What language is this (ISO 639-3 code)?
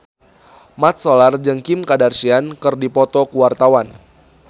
sun